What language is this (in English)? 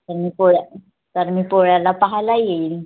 Marathi